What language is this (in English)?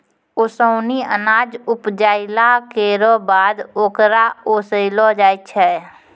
Maithili